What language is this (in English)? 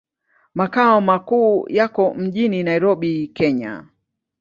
Swahili